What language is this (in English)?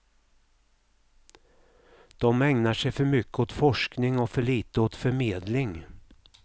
Swedish